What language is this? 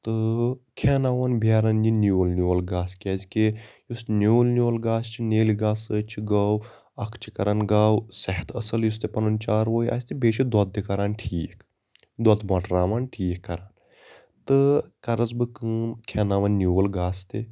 Kashmiri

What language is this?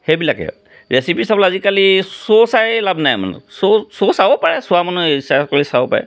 Assamese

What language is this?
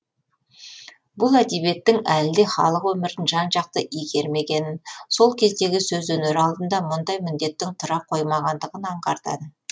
Kazakh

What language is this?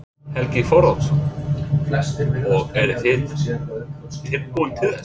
Icelandic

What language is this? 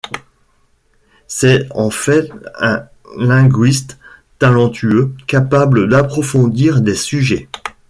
French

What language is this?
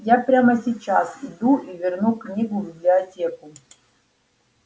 Russian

